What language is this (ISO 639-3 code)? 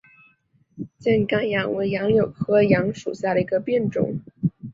zho